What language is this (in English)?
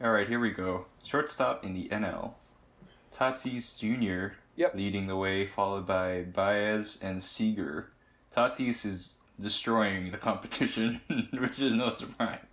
English